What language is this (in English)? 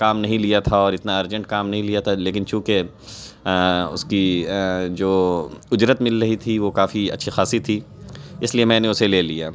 Urdu